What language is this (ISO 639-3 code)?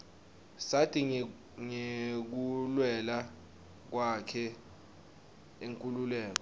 ssw